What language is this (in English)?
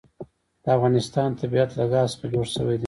Pashto